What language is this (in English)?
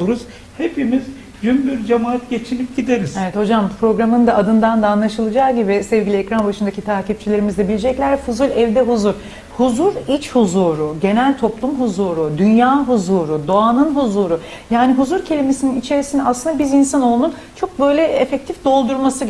Turkish